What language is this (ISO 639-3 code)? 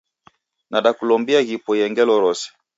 dav